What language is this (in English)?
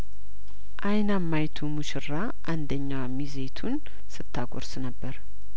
Amharic